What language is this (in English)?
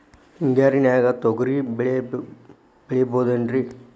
Kannada